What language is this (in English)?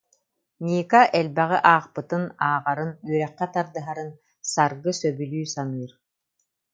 Yakut